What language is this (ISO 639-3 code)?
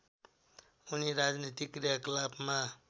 nep